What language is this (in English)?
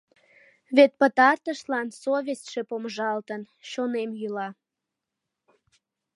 Mari